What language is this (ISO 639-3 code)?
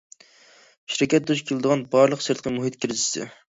uig